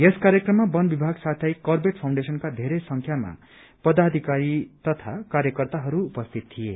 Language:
Nepali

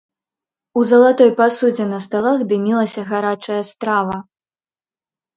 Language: Belarusian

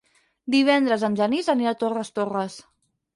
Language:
Catalan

